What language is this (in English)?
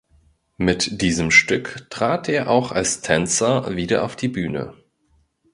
German